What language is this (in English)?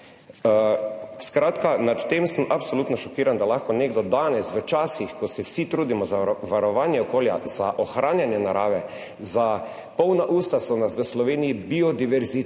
Slovenian